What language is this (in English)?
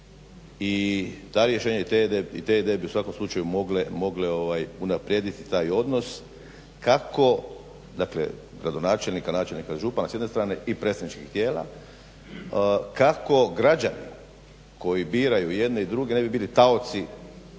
Croatian